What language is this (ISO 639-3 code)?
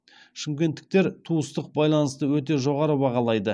kaz